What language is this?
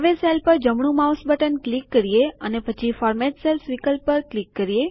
Gujarati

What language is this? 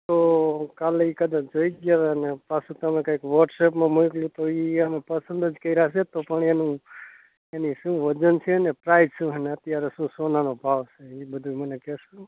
Gujarati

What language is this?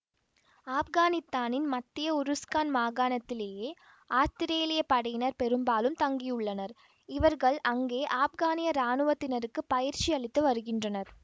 Tamil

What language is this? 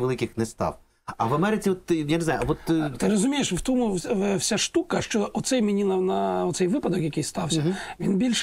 Ukrainian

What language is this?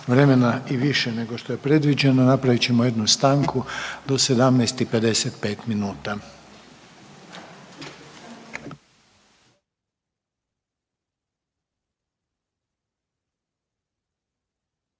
Croatian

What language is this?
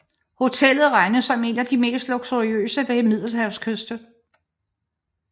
Danish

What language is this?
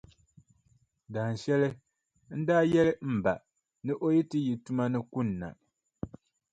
Dagbani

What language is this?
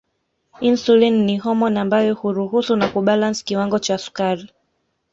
Swahili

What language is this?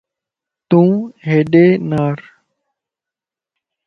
Lasi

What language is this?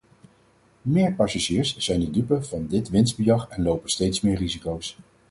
Dutch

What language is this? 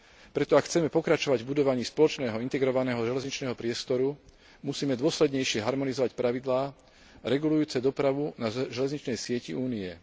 Slovak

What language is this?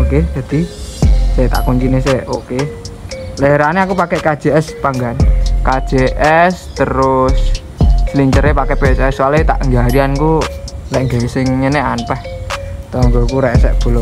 Indonesian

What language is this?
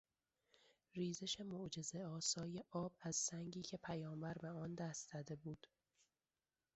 Persian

